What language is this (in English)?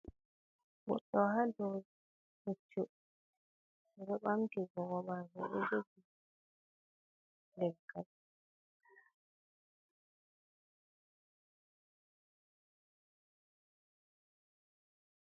Fula